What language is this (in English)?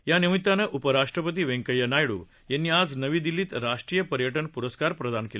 Marathi